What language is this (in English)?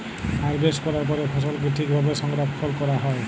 Bangla